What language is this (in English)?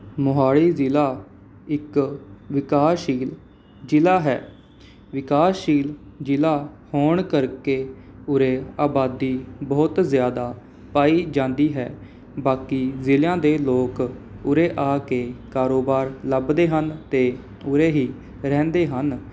Punjabi